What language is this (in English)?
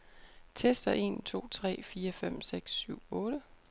Danish